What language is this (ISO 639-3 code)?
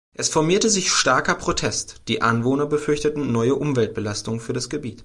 deu